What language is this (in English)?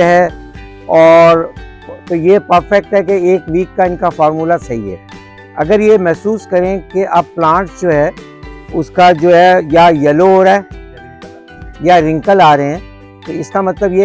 Hindi